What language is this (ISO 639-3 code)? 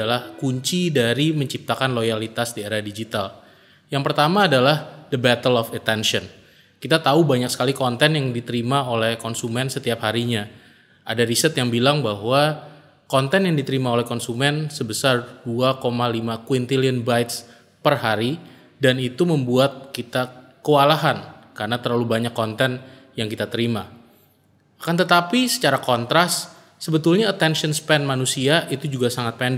ind